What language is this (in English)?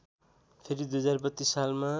Nepali